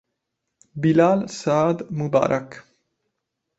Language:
Italian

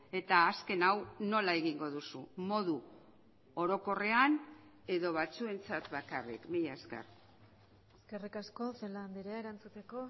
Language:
Basque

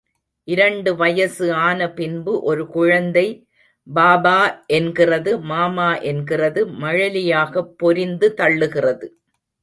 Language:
Tamil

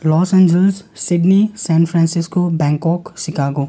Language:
Nepali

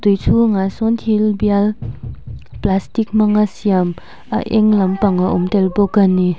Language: Mizo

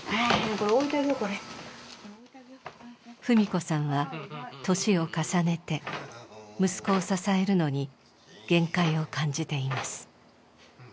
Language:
Japanese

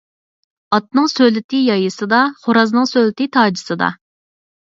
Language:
Uyghur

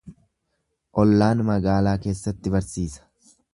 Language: Oromo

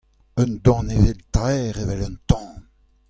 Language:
Breton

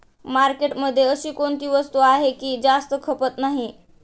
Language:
Marathi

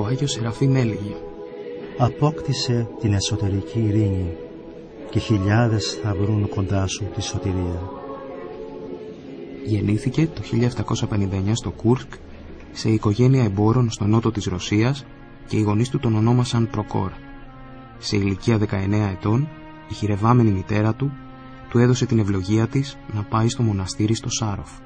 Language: Greek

